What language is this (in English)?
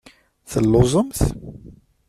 Kabyle